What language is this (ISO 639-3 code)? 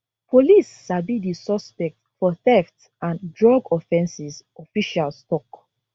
pcm